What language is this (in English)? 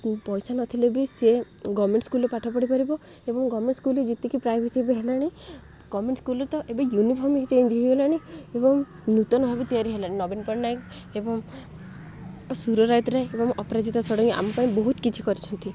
Odia